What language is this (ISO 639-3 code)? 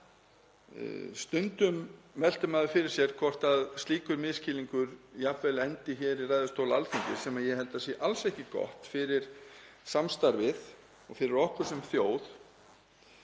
isl